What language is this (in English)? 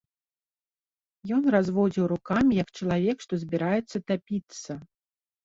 Belarusian